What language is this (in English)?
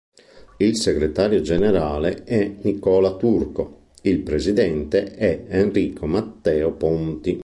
Italian